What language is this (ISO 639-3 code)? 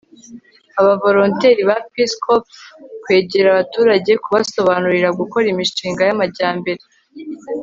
kin